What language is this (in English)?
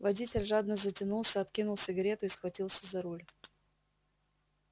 Russian